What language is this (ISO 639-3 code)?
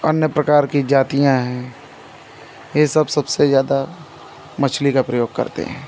hin